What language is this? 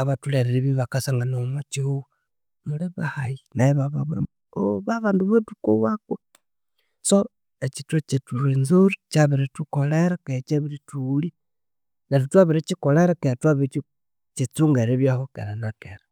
Konzo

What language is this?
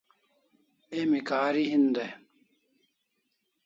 Kalasha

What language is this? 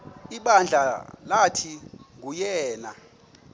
Xhosa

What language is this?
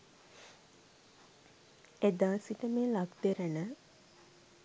Sinhala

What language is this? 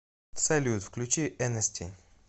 Russian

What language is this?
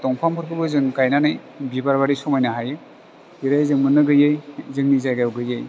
Bodo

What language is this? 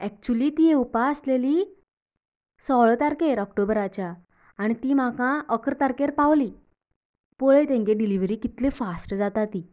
Konkani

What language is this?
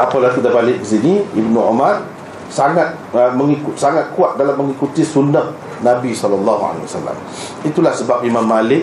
Malay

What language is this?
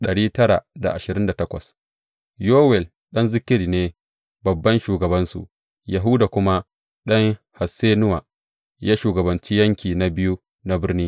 Hausa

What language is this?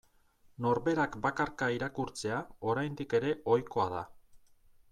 Basque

